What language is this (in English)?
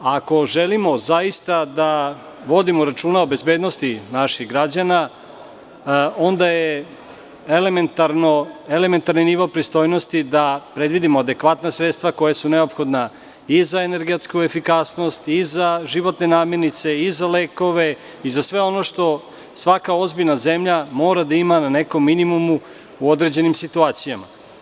Serbian